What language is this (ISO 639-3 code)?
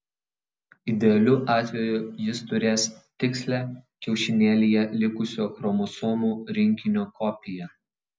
lit